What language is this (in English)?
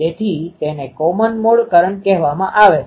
Gujarati